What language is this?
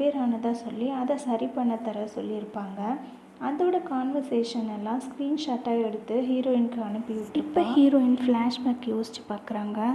Tamil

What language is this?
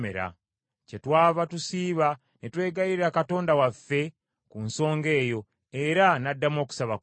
Ganda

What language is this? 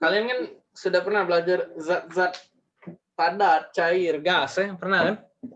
Indonesian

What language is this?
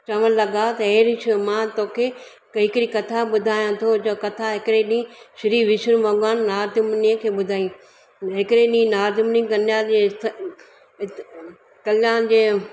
Sindhi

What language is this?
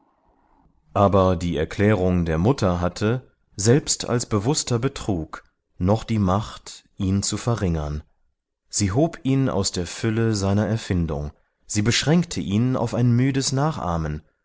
German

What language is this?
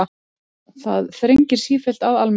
Icelandic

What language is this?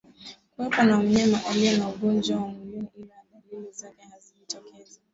Swahili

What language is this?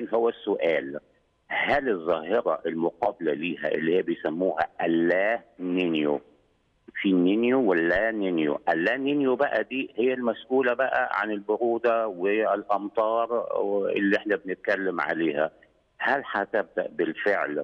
Arabic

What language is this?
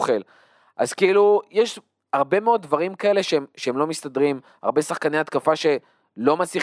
Hebrew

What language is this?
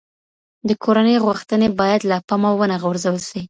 Pashto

